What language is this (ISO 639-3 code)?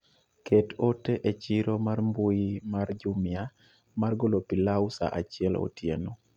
luo